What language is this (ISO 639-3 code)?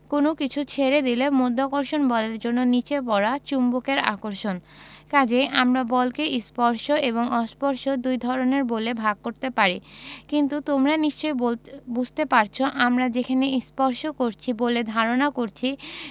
ben